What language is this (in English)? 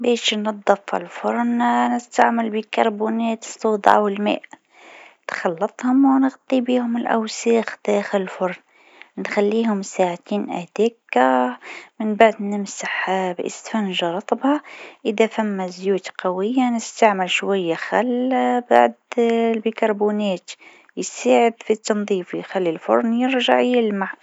Tunisian Arabic